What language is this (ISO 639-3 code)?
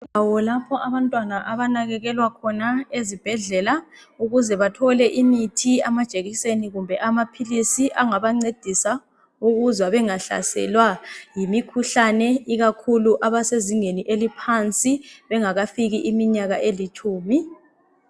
nde